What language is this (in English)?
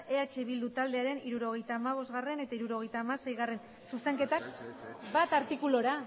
Basque